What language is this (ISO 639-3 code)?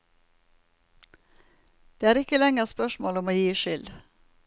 nor